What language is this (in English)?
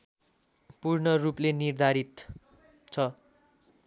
Nepali